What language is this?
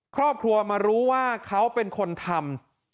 Thai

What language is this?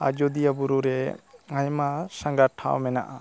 Santali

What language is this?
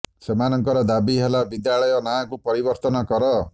Odia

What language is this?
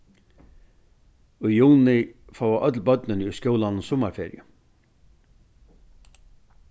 Faroese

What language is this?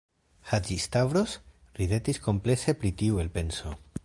Esperanto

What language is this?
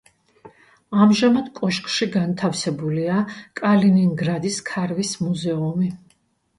Georgian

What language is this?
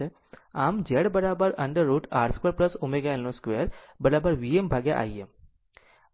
Gujarati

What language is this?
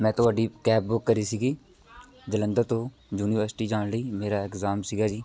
Punjabi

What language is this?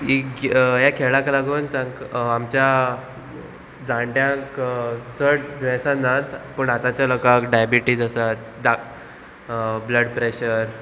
Konkani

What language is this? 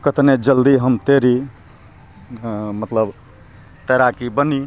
Maithili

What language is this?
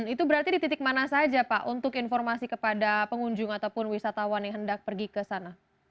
Indonesian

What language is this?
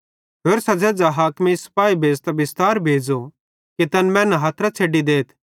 Bhadrawahi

